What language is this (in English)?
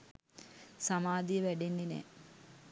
Sinhala